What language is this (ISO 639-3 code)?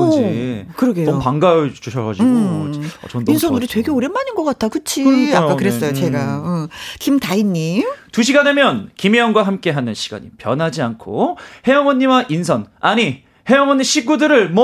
kor